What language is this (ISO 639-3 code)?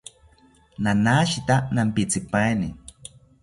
cpy